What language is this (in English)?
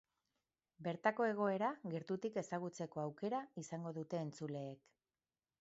Basque